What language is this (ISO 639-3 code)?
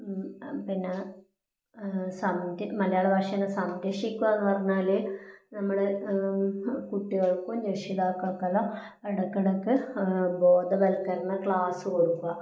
mal